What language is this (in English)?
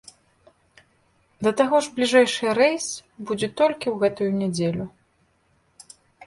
Belarusian